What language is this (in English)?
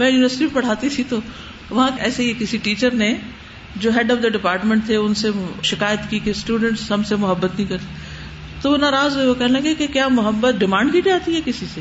Urdu